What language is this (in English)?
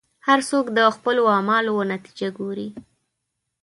Pashto